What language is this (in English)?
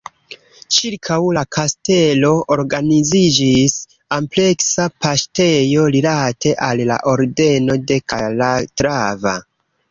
Esperanto